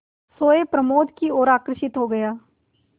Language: Hindi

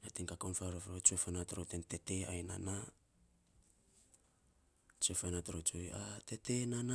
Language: Saposa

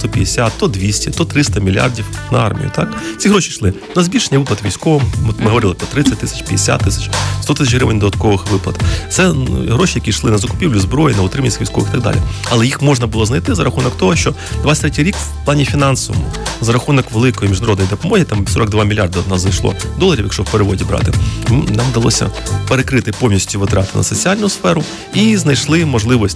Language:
Ukrainian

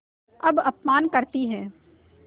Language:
Hindi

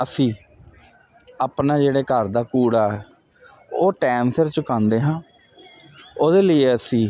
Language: Punjabi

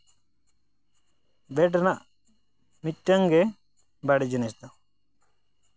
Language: Santali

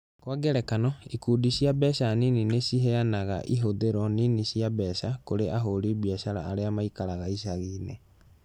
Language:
Kikuyu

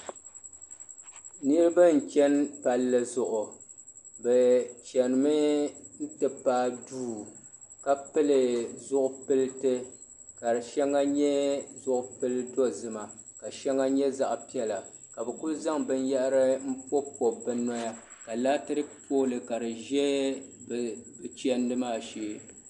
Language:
Dagbani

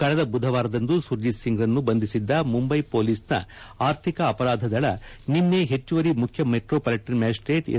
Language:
Kannada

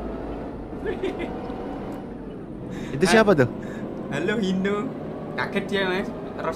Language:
Indonesian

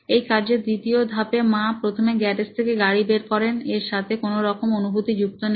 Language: Bangla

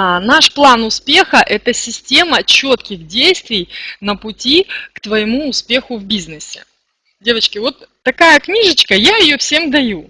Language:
Russian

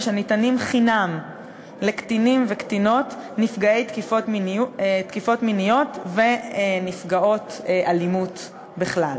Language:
Hebrew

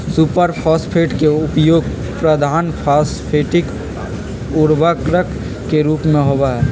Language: Magahi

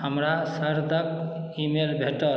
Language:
Maithili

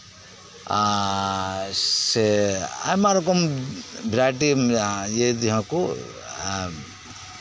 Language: Santali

